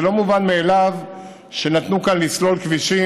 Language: Hebrew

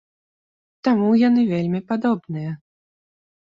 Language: Belarusian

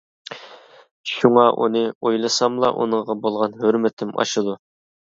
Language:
Uyghur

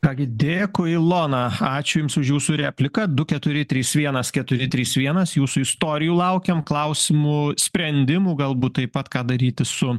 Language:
Lithuanian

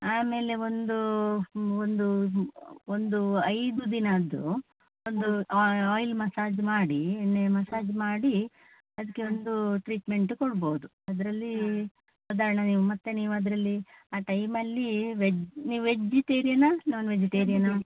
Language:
Kannada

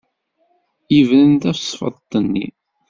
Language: Kabyle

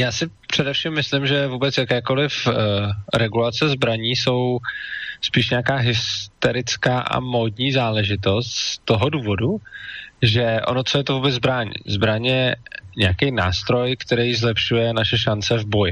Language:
Czech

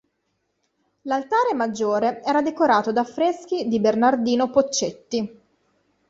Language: Italian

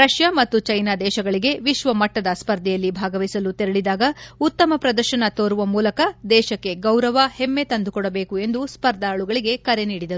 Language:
Kannada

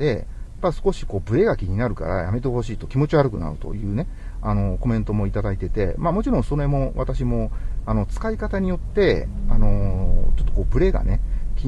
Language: Japanese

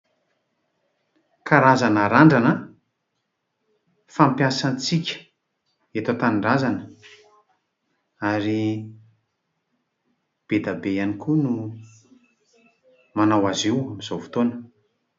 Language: Malagasy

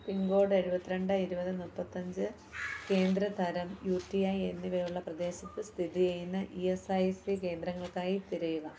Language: Malayalam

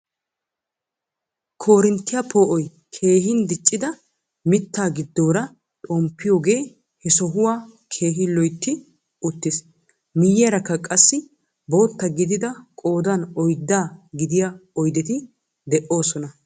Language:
Wolaytta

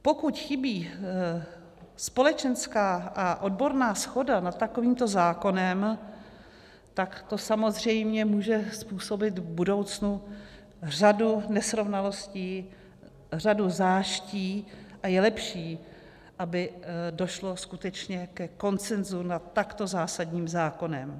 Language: Czech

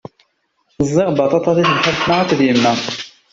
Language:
Kabyle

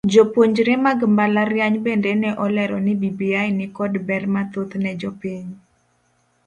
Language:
Luo (Kenya and Tanzania)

